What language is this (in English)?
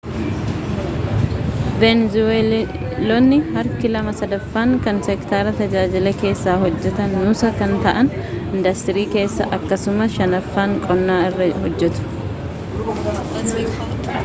Oromo